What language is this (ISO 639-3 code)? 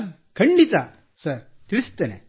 kan